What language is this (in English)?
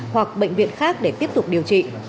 Vietnamese